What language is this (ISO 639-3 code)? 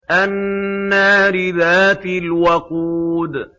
ara